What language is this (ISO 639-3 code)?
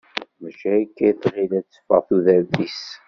kab